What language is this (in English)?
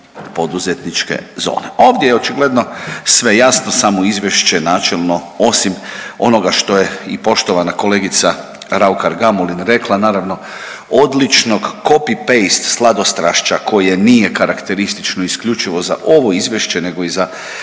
Croatian